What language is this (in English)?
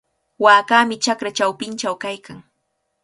Cajatambo North Lima Quechua